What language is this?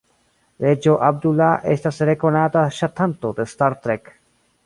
Esperanto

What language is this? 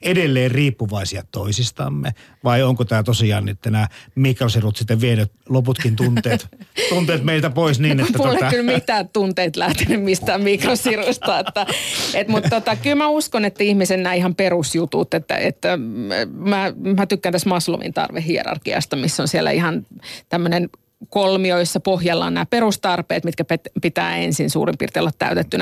Finnish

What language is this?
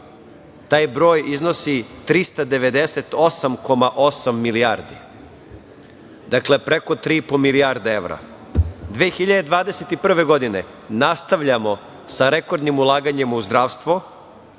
Serbian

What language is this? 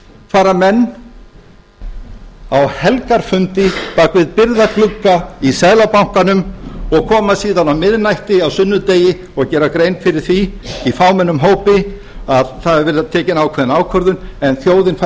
Icelandic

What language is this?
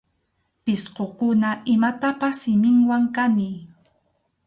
Arequipa-La Unión Quechua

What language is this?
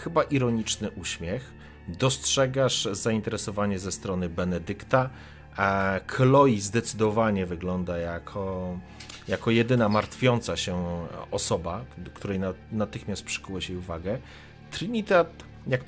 Polish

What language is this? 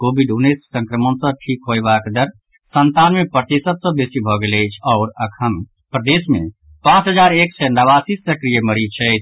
Maithili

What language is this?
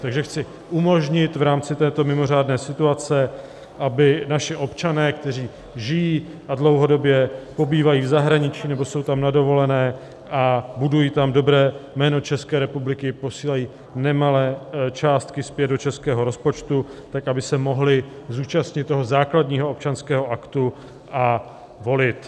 Czech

